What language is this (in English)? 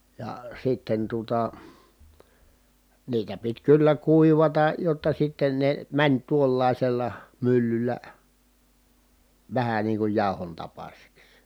Finnish